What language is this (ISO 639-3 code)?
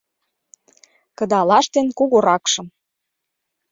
chm